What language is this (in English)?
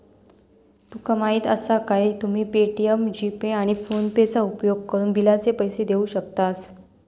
Marathi